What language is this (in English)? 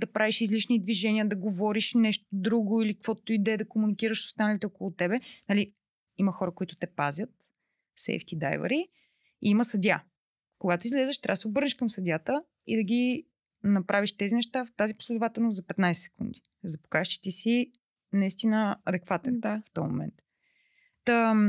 Bulgarian